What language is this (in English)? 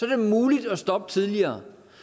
Danish